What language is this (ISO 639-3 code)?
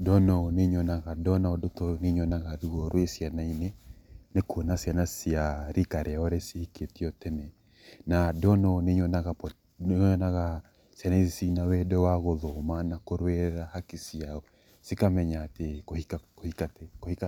kik